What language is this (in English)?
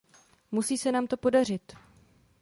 Czech